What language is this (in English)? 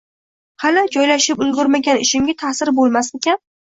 Uzbek